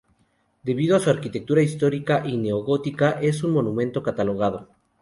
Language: Spanish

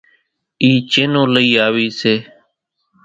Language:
Kachi Koli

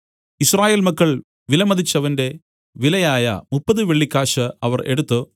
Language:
Malayalam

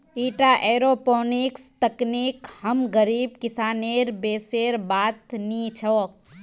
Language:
Magahi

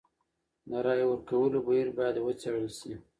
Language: Pashto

